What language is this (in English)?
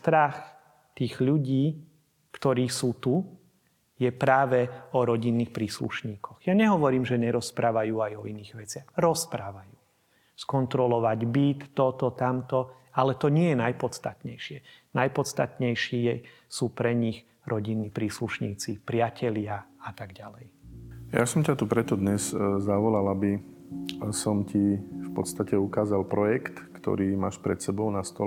Slovak